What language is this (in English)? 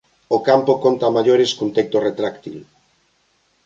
Galician